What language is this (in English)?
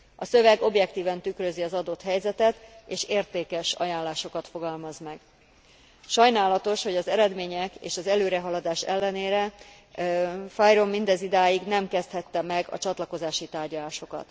Hungarian